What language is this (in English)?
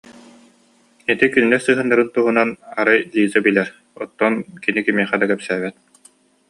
Yakut